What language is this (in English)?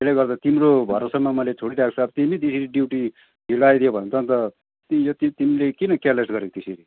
Nepali